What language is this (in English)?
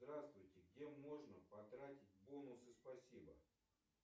Russian